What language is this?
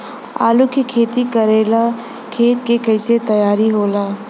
Bhojpuri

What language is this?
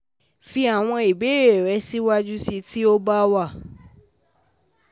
Yoruba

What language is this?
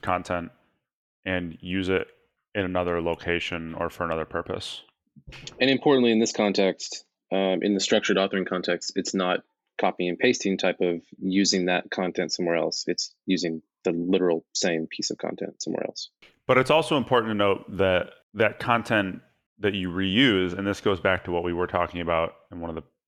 English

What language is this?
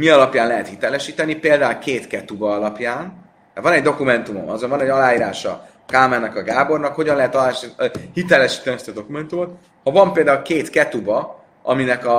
Hungarian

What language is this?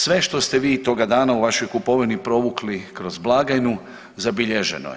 Croatian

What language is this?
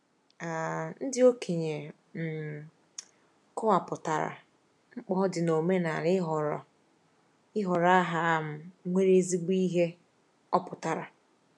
Igbo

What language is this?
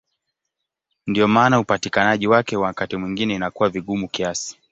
Swahili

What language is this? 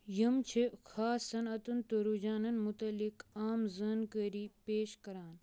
Kashmiri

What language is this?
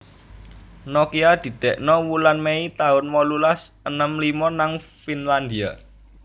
Javanese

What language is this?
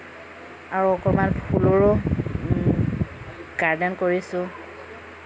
Assamese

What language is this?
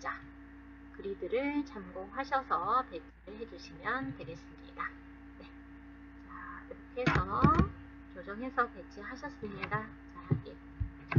Korean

